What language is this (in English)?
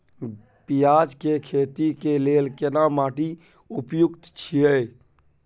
Maithili